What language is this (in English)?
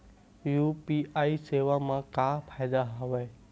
Chhattisgarhi